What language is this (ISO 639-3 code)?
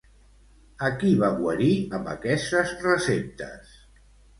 cat